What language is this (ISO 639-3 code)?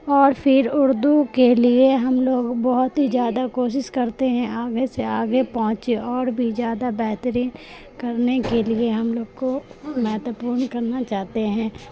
urd